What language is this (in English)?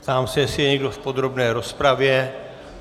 Czech